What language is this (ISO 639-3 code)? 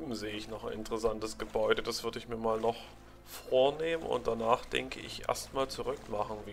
deu